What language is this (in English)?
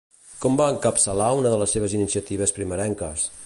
Catalan